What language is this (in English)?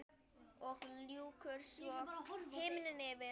Icelandic